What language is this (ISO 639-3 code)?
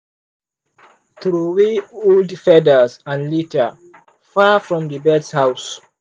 pcm